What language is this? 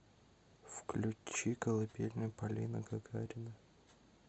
Russian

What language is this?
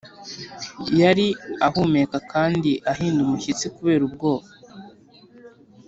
Kinyarwanda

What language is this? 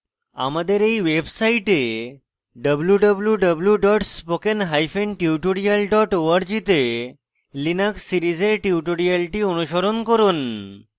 Bangla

